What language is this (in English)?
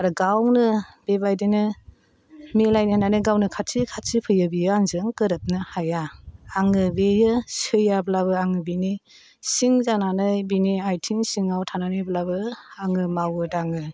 Bodo